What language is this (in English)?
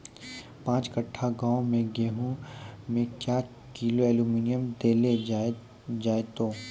Maithili